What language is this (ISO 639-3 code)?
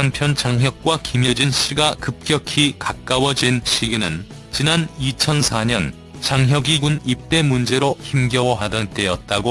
kor